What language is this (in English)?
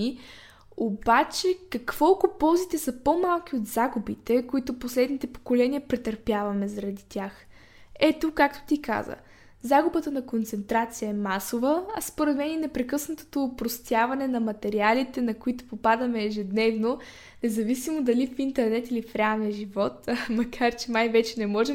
Bulgarian